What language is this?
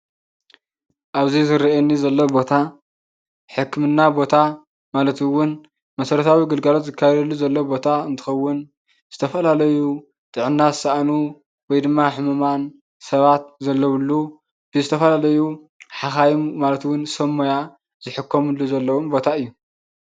Tigrinya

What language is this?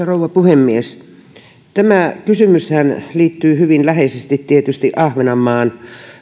Finnish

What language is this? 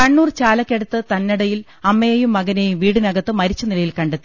Malayalam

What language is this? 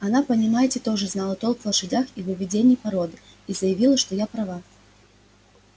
Russian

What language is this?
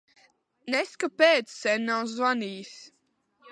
Latvian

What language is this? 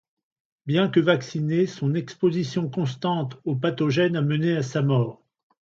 French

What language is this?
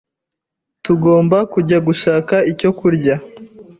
Kinyarwanda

